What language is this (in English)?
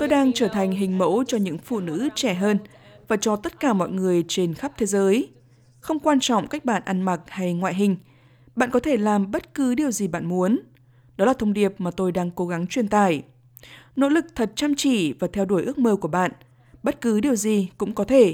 Vietnamese